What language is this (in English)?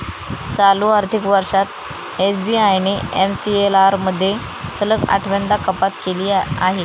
Marathi